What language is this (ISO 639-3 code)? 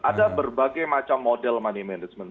ind